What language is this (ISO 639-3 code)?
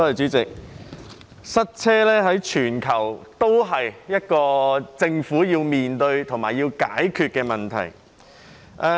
yue